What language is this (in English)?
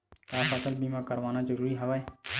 Chhattisgarhi